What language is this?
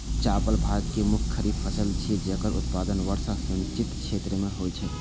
Maithili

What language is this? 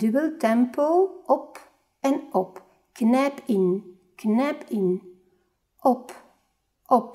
Dutch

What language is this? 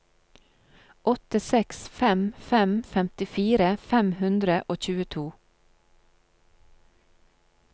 Norwegian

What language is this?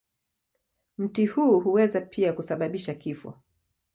Swahili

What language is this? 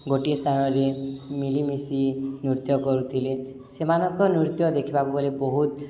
Odia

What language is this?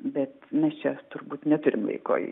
Lithuanian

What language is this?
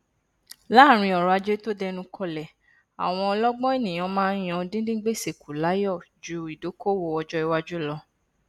Yoruba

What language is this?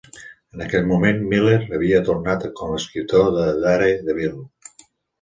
Catalan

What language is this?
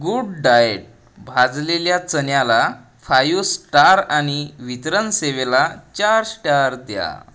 Marathi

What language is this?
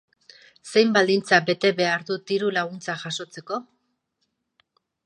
Basque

